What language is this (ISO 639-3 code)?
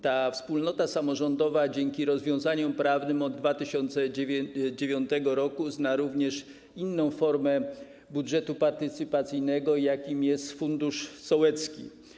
pol